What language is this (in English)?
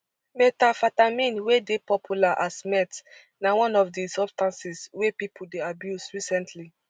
Nigerian Pidgin